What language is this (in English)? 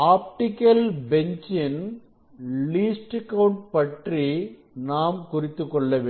Tamil